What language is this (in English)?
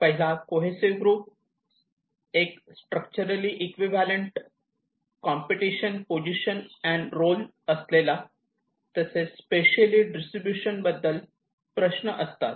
Marathi